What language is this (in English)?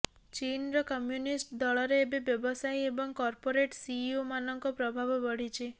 Odia